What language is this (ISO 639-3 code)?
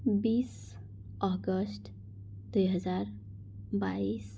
nep